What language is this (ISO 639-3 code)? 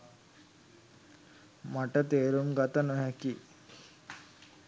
sin